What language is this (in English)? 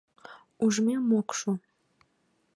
Mari